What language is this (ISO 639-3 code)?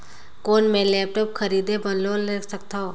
hne